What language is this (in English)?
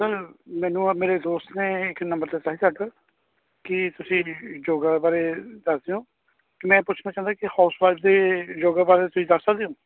Punjabi